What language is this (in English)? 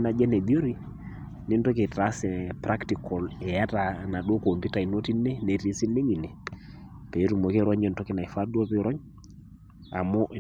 Masai